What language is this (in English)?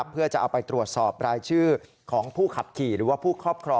Thai